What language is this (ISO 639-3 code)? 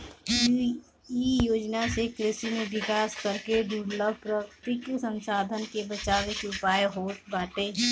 bho